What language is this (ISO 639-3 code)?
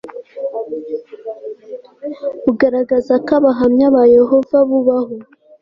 kin